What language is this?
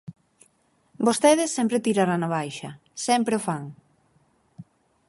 Galician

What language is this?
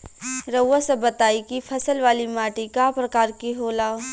Bhojpuri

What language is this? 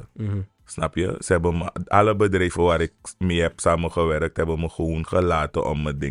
Dutch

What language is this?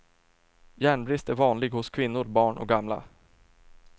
Swedish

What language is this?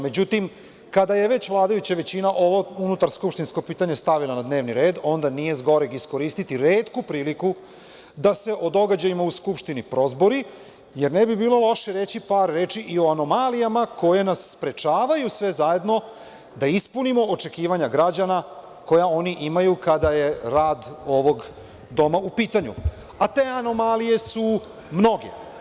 Serbian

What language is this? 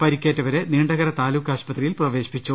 Malayalam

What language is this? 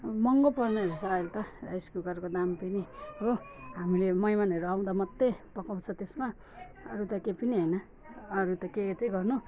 Nepali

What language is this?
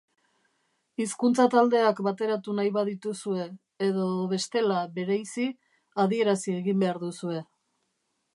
Basque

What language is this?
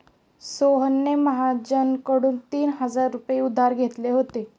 Marathi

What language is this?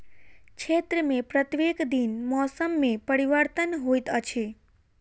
Maithili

